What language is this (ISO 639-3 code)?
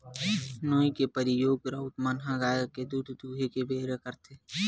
hne